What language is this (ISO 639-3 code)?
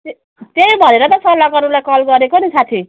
nep